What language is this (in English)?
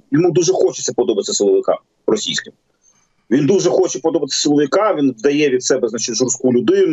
Ukrainian